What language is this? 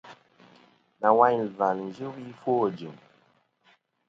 Kom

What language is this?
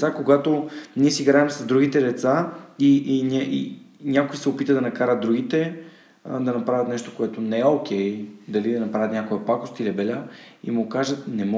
Bulgarian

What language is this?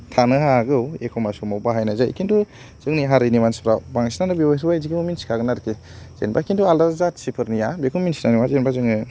Bodo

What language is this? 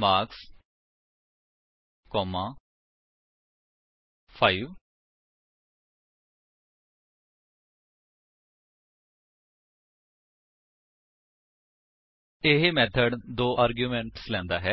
Punjabi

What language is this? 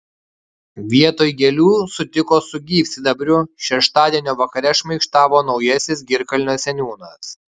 Lithuanian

